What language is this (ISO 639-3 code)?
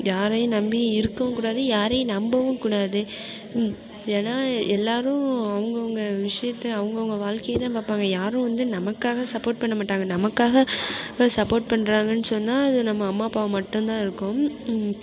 tam